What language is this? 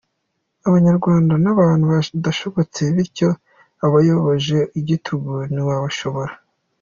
Kinyarwanda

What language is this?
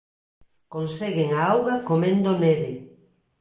Galician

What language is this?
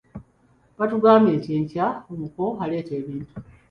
Ganda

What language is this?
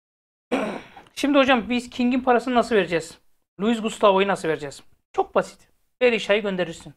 Turkish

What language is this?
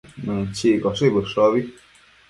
Matsés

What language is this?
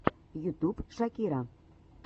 Russian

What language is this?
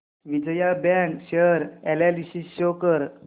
Marathi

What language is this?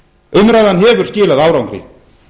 Icelandic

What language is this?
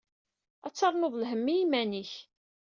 Kabyle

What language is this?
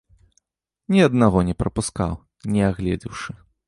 Belarusian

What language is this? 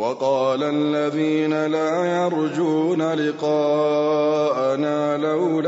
Arabic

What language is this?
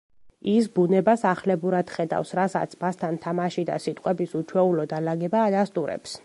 Georgian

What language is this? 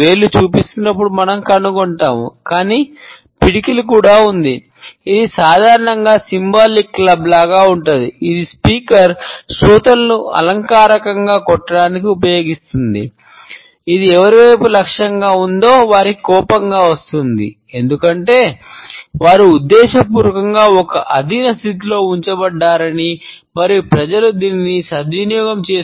Telugu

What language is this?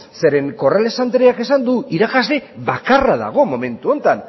Basque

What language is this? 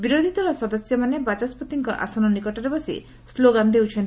Odia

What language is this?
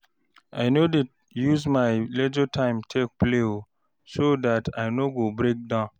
Nigerian Pidgin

